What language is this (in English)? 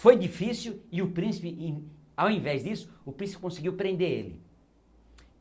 Portuguese